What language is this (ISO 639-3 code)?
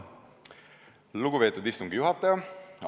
est